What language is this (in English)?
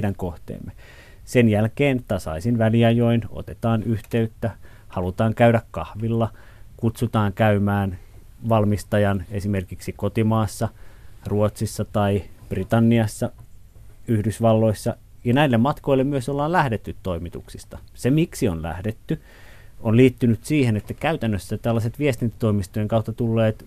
Finnish